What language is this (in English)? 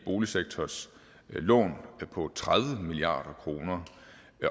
Danish